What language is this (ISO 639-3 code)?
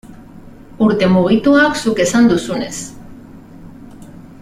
eus